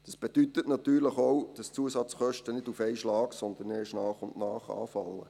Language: Swiss German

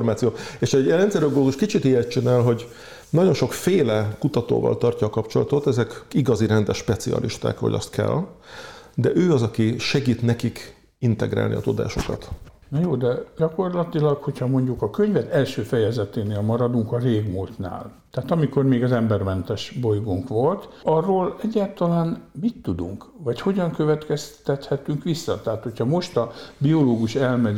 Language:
Hungarian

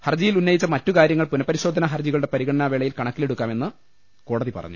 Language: Malayalam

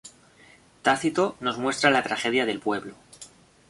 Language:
Spanish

